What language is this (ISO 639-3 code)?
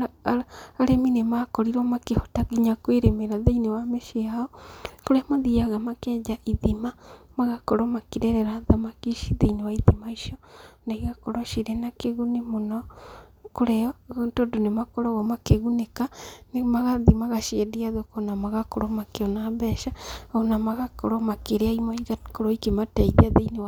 kik